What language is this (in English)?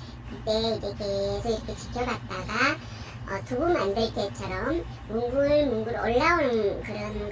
Korean